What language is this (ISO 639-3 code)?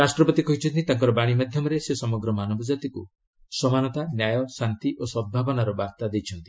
ori